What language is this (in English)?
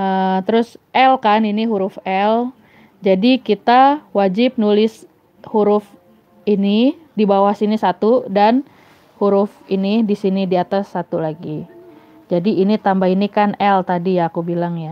Indonesian